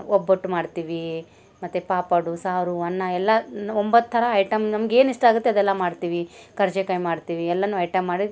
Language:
Kannada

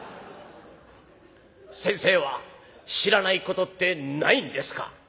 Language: Japanese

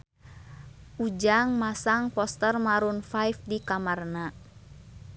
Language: Sundanese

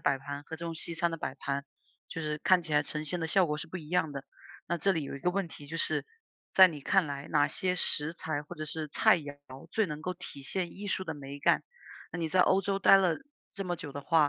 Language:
Chinese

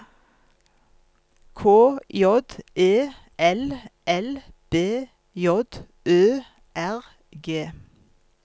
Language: Norwegian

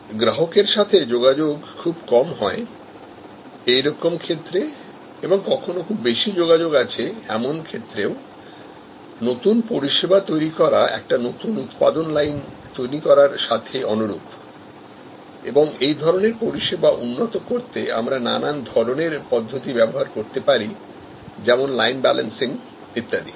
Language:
Bangla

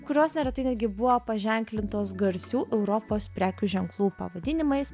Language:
Lithuanian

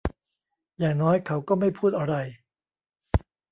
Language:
Thai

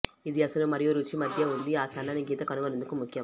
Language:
Telugu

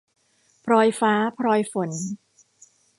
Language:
Thai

